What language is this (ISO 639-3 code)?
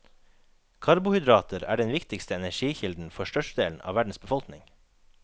nor